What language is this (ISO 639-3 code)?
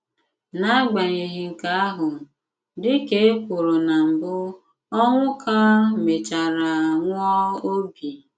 ibo